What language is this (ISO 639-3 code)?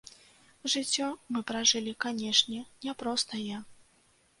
bel